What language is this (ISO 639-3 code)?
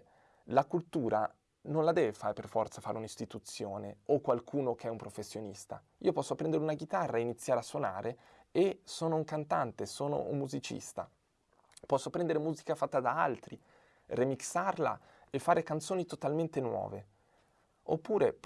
ita